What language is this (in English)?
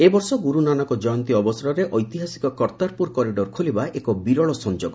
Odia